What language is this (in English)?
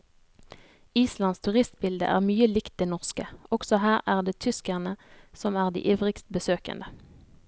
Norwegian